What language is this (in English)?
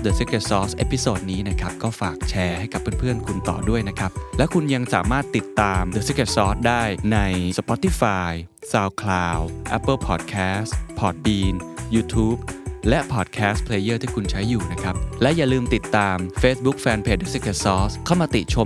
Thai